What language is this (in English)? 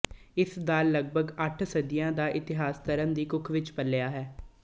Punjabi